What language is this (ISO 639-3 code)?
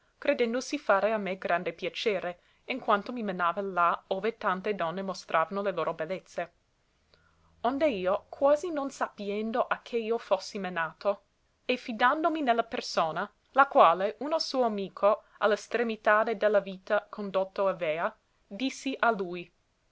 ita